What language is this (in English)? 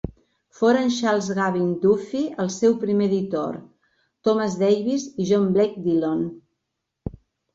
Catalan